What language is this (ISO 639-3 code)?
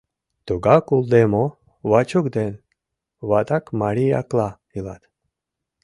chm